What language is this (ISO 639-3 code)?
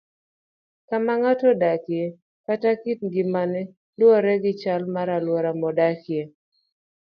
luo